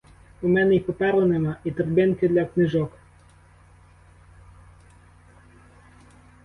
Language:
Ukrainian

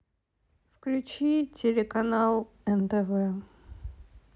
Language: Russian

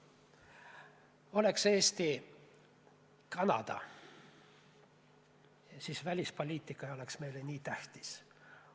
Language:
Estonian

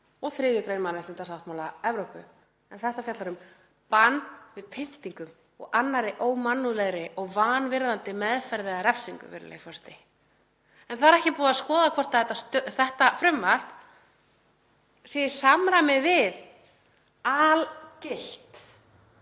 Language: Icelandic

